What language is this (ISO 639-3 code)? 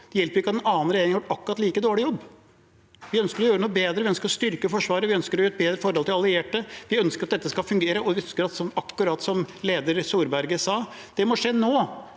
nor